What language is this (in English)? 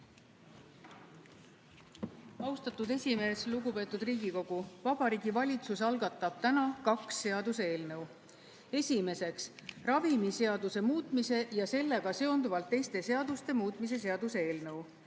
Estonian